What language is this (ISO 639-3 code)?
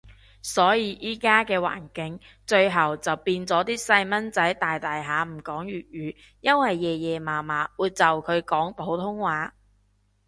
yue